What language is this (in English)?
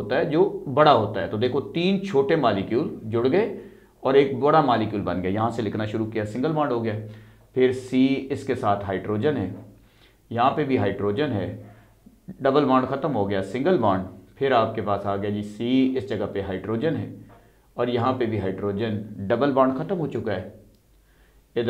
Hindi